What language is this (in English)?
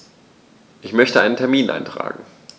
German